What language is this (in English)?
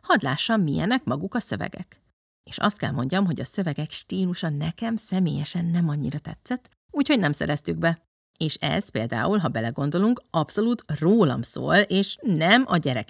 Hungarian